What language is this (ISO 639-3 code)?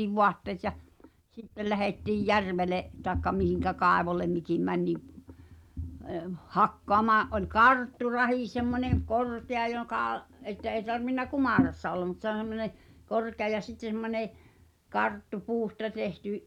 fin